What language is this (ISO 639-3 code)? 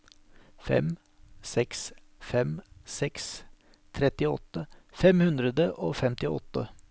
nor